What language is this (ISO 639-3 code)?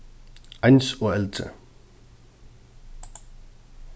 fao